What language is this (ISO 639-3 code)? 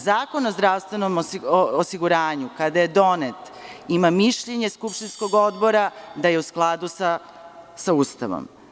srp